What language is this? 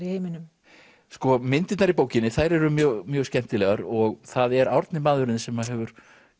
Icelandic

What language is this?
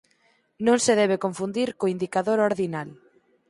Galician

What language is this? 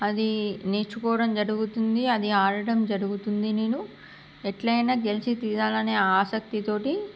Telugu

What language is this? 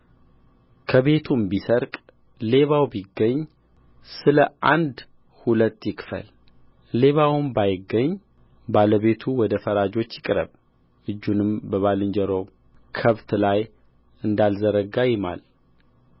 Amharic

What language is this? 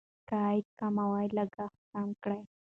Pashto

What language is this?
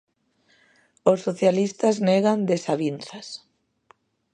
Galician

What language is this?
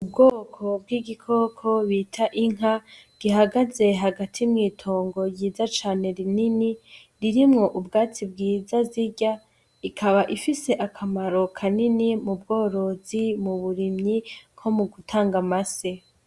Rundi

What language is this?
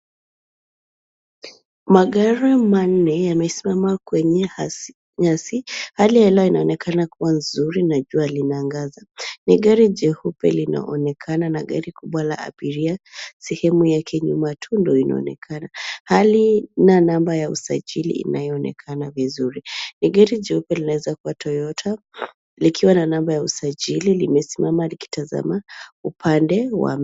Swahili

